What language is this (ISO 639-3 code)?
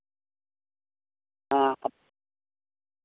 sat